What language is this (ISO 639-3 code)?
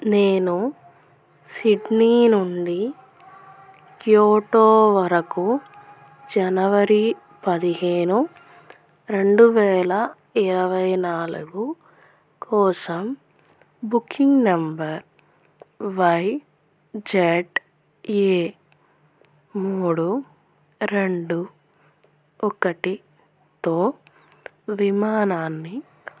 tel